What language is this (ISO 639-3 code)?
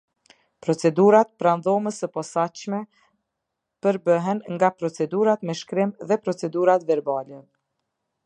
sqi